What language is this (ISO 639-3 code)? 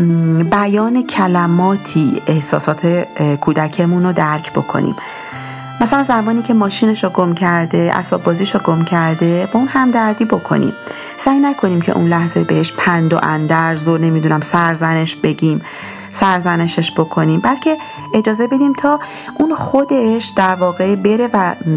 fas